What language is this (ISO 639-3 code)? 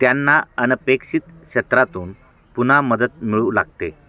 mar